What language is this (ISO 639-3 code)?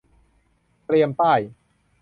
tha